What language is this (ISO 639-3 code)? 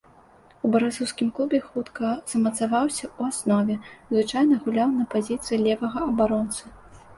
bel